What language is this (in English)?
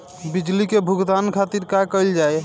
Bhojpuri